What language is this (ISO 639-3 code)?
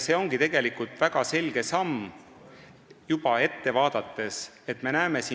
est